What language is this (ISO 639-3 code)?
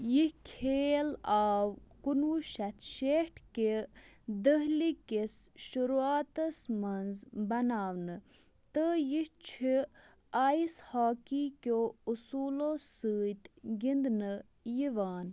kas